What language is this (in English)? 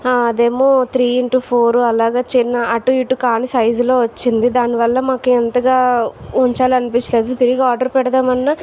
Telugu